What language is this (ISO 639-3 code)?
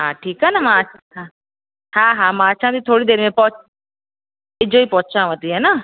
snd